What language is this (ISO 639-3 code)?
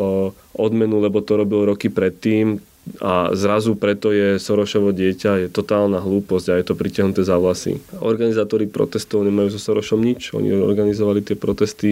slk